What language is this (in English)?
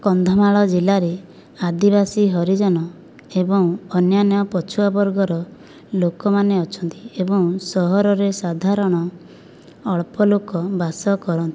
Odia